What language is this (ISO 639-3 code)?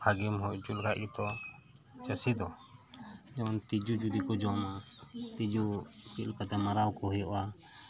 sat